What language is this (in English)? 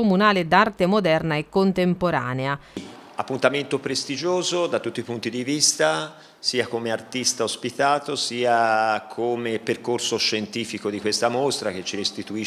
Italian